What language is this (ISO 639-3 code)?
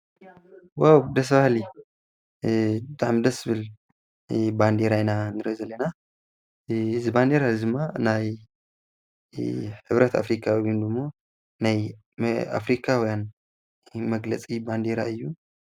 tir